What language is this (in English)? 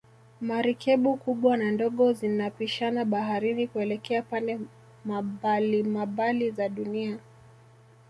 Swahili